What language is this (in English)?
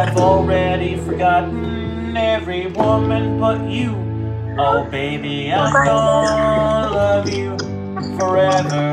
English